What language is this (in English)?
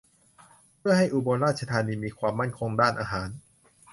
Thai